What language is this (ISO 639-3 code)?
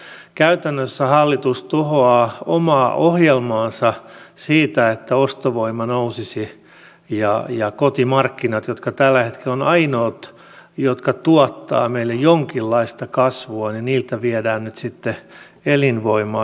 fin